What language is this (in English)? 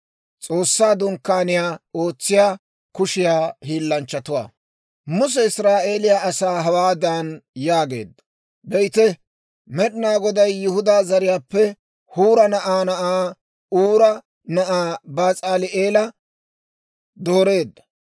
Dawro